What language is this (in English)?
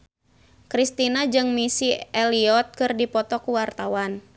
Sundanese